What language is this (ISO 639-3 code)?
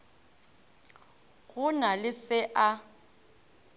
nso